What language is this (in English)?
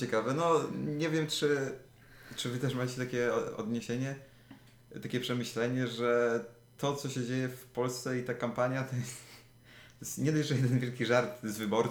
Polish